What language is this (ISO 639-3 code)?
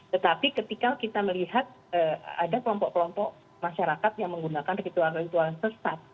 ind